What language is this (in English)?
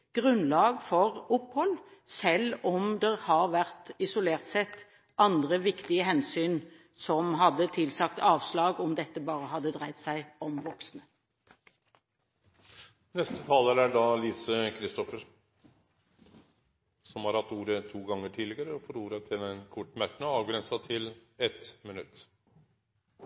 Norwegian